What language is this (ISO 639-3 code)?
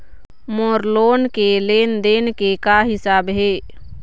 hne